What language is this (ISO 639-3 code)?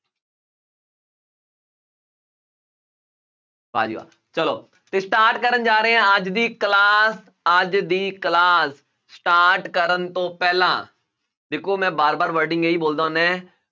pan